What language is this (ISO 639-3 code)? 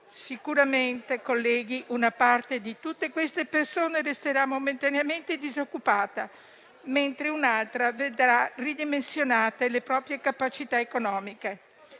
ita